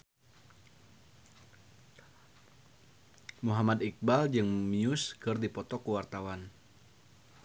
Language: Sundanese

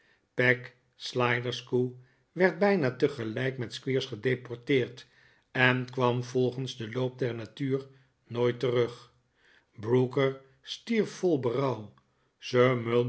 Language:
Dutch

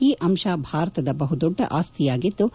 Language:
Kannada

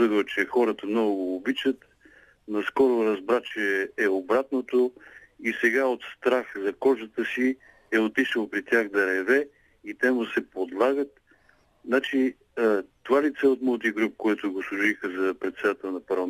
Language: Bulgarian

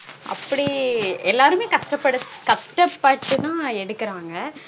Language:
Tamil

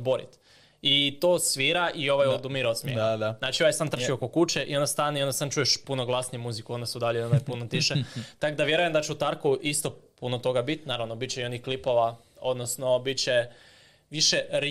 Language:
Croatian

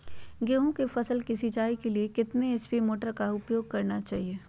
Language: Magahi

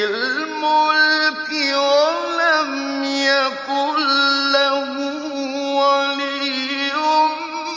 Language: Arabic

